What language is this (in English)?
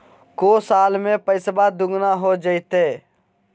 Magahi